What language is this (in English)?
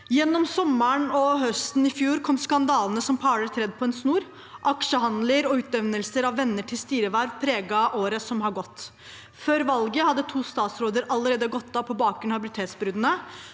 Norwegian